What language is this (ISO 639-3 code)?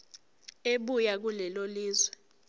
zul